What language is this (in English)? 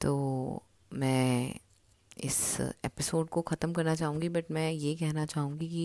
Hindi